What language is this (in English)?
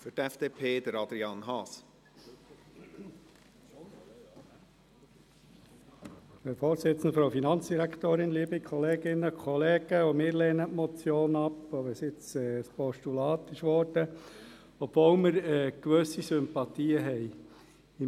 Swiss German